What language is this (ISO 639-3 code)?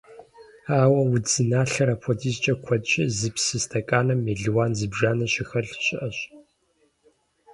kbd